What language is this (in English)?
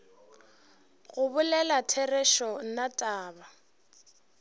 Northern Sotho